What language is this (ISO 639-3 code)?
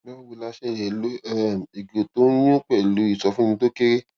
yor